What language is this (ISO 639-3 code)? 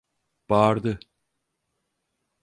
tur